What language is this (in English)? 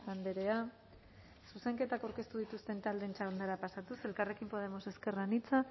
Basque